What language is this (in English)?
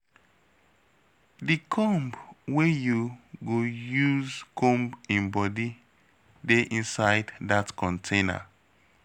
Nigerian Pidgin